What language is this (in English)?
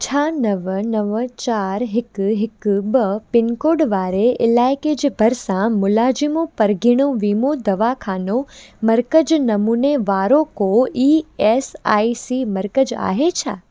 Sindhi